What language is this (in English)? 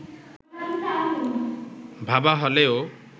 Bangla